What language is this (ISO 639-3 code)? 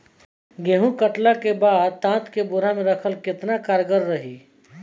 bho